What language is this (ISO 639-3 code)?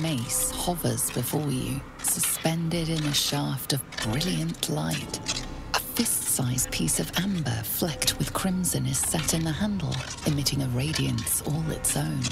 pol